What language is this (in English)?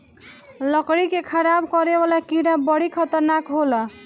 Bhojpuri